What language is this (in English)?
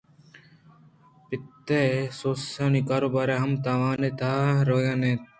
Eastern Balochi